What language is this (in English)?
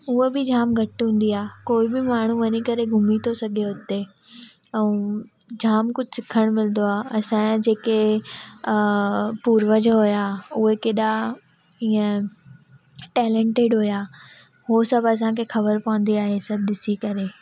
Sindhi